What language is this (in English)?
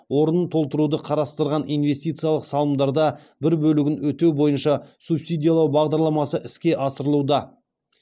Kazakh